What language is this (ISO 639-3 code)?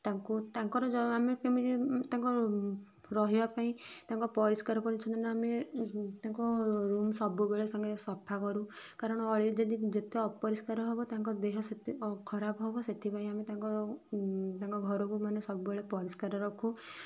ori